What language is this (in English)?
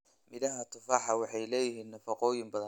Somali